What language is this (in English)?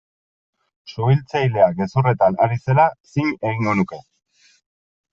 Basque